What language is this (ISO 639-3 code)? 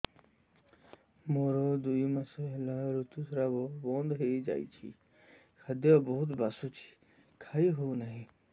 ori